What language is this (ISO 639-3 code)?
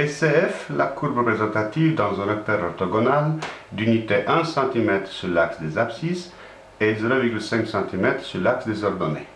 fra